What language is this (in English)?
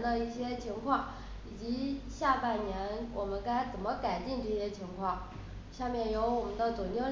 Chinese